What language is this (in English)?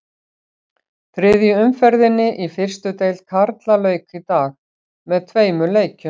Icelandic